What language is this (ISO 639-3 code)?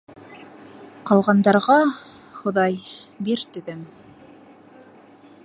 bak